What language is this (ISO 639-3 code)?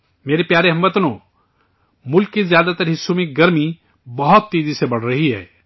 urd